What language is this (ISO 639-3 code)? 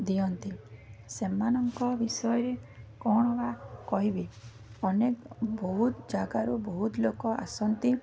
ori